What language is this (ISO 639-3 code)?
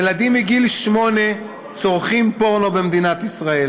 heb